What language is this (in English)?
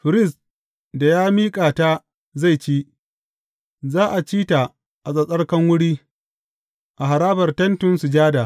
Hausa